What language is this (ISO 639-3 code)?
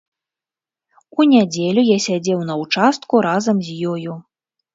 bel